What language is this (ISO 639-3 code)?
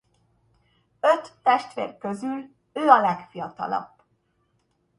hun